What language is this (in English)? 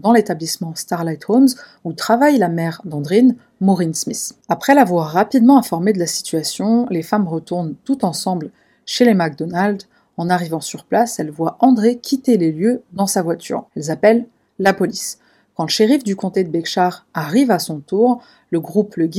French